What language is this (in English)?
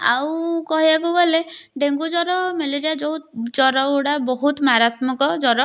Odia